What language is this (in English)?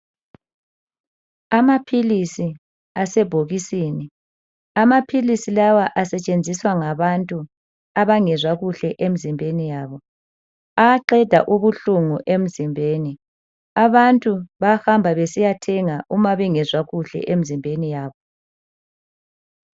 North Ndebele